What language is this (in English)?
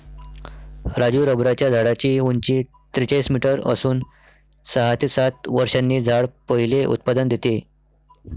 Marathi